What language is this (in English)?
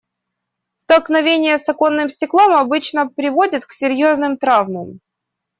Russian